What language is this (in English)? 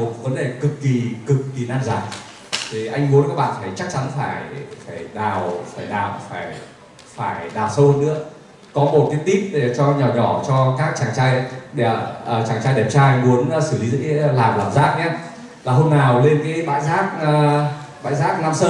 Vietnamese